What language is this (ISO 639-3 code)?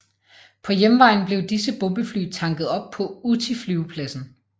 dan